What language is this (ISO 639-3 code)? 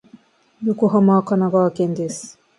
jpn